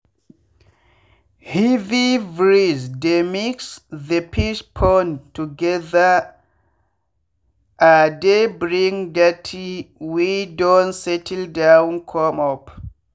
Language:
Nigerian Pidgin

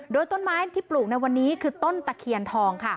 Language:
Thai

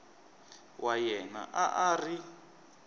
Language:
Tsonga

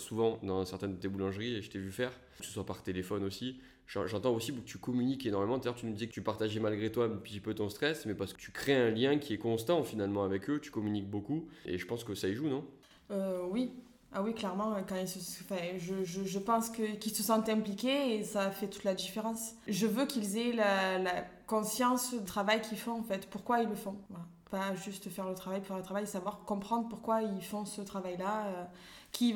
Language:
French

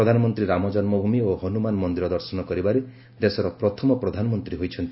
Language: Odia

